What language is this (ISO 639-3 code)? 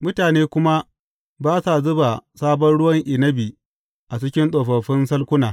hau